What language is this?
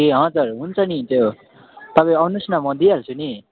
Nepali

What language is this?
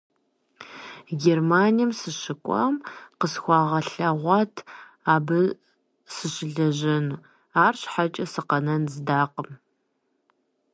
Kabardian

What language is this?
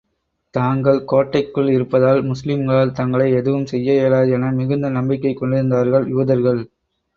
Tamil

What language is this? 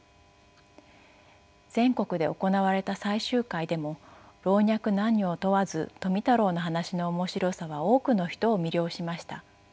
Japanese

